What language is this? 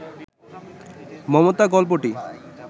Bangla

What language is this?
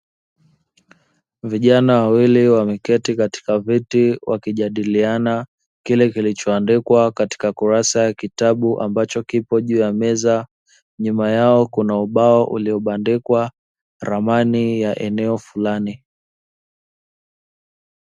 Swahili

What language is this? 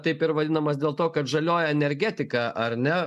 Lithuanian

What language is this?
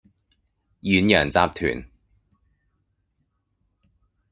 Cantonese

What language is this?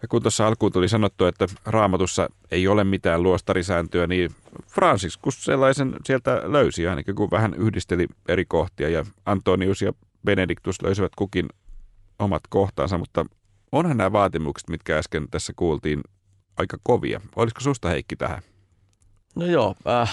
Finnish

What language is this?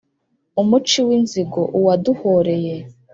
Kinyarwanda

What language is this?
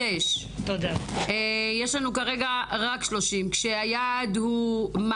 Hebrew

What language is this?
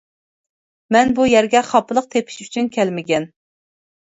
Uyghur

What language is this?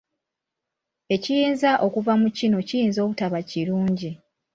Ganda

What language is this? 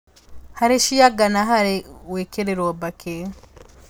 Kikuyu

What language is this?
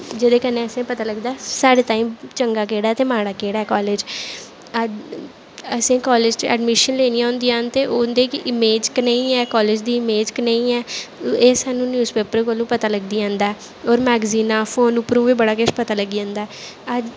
Dogri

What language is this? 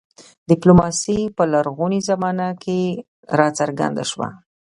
Pashto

